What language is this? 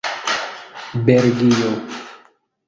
Esperanto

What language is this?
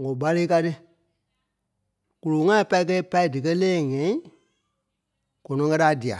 Kpelle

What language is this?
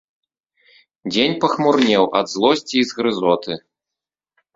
Belarusian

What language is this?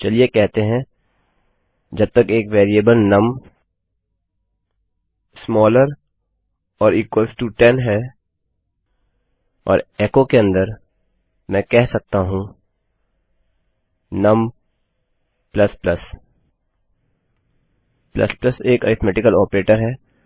Hindi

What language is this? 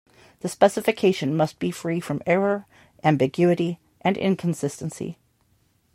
English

